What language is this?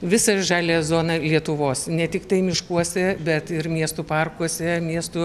Lithuanian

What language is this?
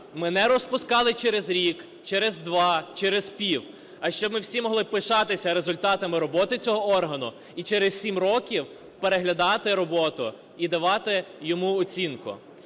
Ukrainian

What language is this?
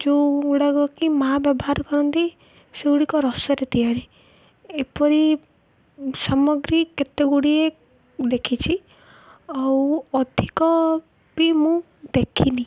Odia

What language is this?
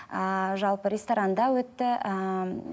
Kazakh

